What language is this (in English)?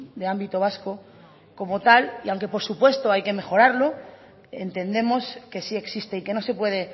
Spanish